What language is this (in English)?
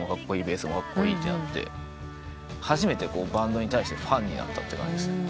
Japanese